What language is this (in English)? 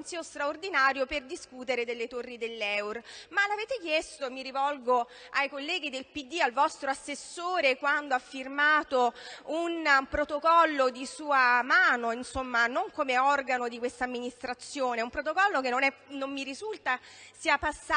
Italian